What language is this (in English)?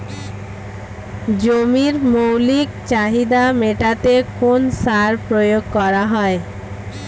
Bangla